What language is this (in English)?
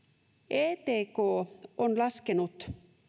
Finnish